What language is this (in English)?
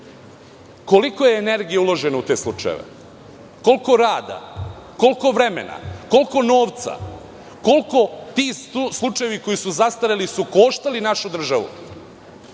Serbian